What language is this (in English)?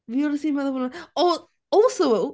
Welsh